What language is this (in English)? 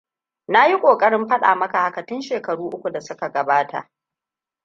Hausa